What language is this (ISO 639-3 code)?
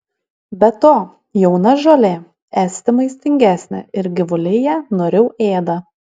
lit